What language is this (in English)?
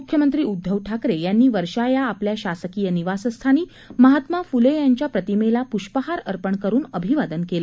Marathi